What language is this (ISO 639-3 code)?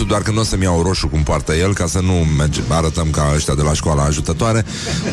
ron